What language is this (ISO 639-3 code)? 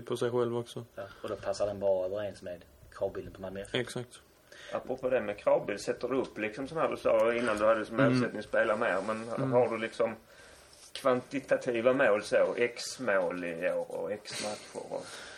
swe